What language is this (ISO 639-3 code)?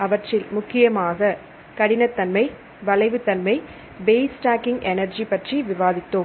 tam